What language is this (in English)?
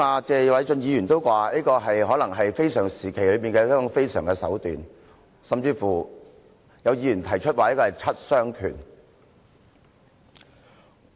Cantonese